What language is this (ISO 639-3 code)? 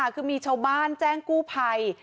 tha